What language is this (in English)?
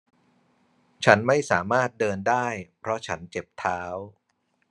Thai